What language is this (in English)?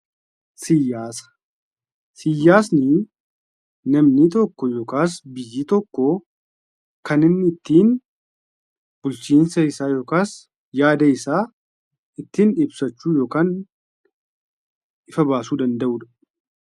Oromo